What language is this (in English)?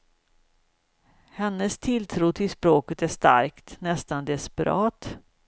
Swedish